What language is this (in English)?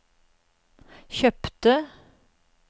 Norwegian